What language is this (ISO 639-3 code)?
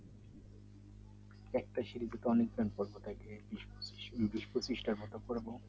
ben